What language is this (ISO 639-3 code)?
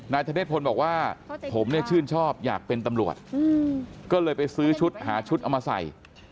tha